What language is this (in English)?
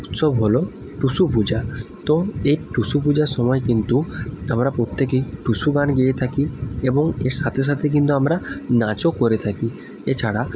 Bangla